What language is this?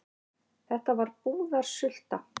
Icelandic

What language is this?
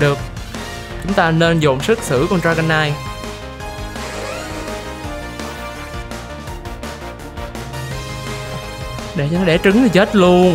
Vietnamese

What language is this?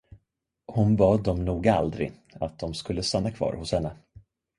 Swedish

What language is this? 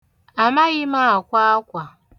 Igbo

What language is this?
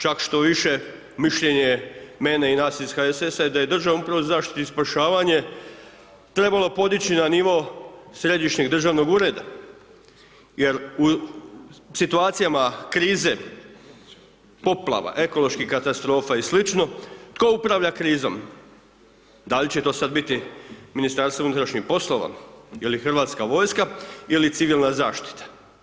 Croatian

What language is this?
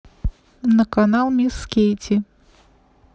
Russian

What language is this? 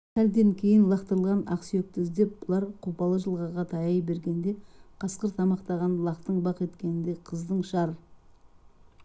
Kazakh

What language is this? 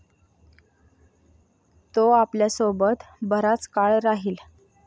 Marathi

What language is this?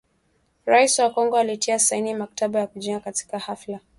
Swahili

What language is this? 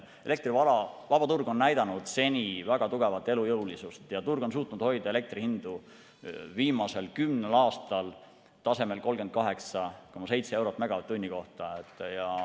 Estonian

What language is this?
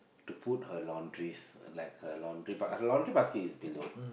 English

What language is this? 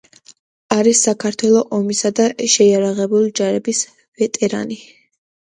Georgian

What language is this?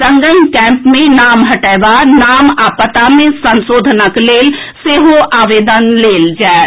Maithili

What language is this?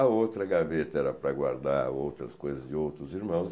Portuguese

